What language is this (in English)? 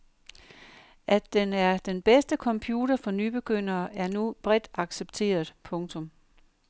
Danish